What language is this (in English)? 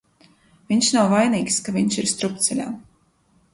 Latvian